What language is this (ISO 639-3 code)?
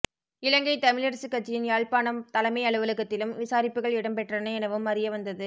tam